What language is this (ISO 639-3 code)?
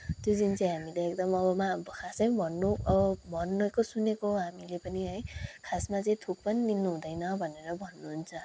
nep